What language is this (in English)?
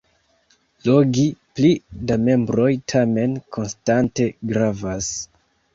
Esperanto